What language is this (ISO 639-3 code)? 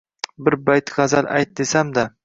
uzb